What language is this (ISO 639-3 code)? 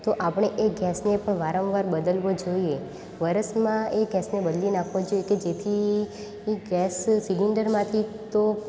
guj